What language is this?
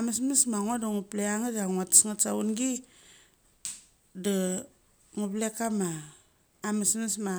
Mali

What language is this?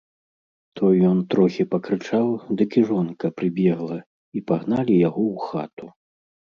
Belarusian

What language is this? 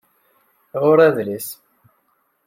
Kabyle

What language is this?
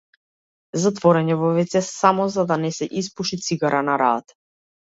Macedonian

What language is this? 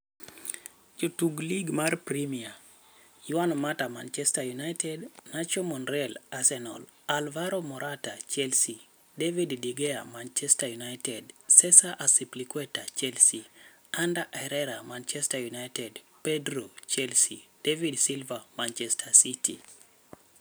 Luo (Kenya and Tanzania)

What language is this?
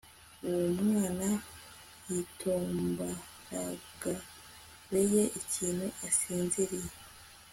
Kinyarwanda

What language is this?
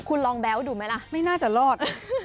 Thai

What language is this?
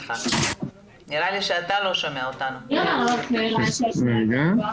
Hebrew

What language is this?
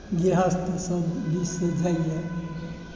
Maithili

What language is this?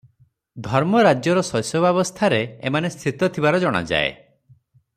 Odia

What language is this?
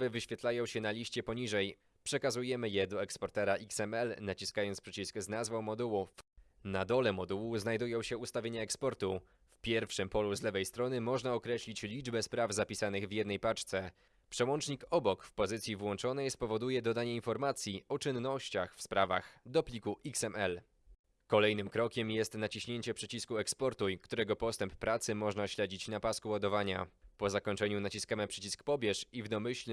Polish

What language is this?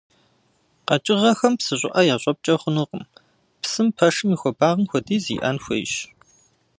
Kabardian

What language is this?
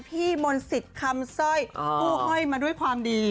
Thai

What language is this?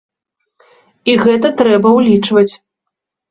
Belarusian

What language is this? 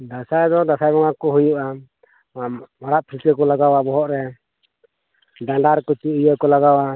Santali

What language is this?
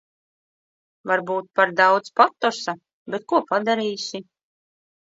Latvian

